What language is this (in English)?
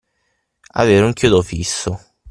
Italian